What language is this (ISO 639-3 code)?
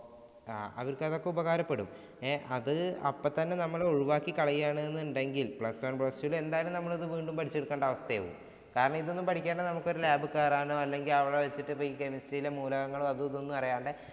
mal